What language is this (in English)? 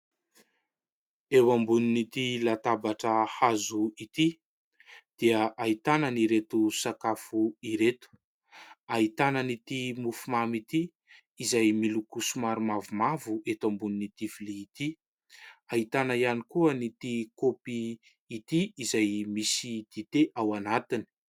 Malagasy